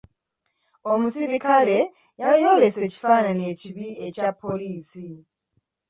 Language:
Ganda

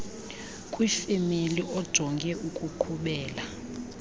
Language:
Xhosa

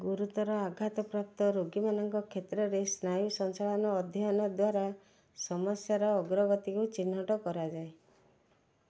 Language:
Odia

